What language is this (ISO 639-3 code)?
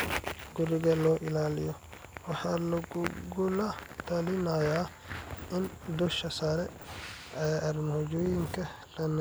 som